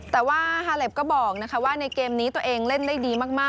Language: Thai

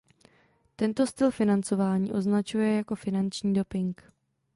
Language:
Czech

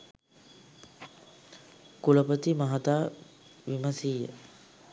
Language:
Sinhala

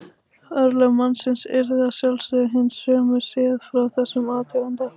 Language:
Icelandic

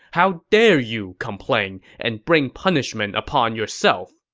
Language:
English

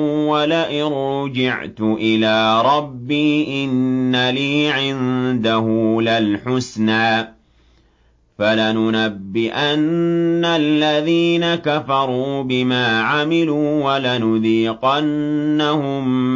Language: Arabic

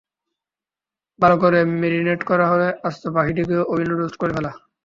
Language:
Bangla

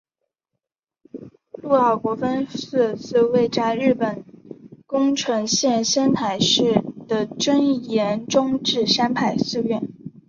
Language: Chinese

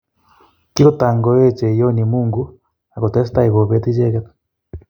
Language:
Kalenjin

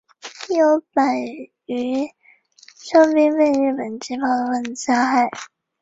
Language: Chinese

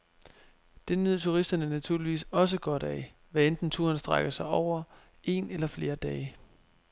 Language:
Danish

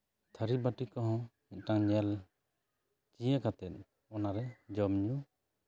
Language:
Santali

